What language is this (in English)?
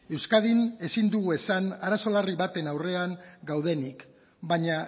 Basque